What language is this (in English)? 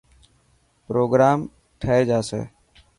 Dhatki